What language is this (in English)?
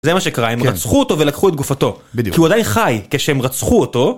Hebrew